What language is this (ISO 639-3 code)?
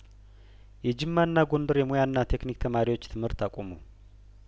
amh